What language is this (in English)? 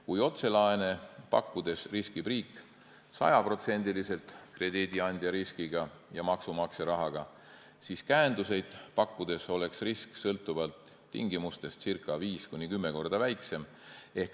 Estonian